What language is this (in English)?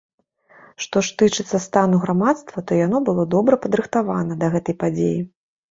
Belarusian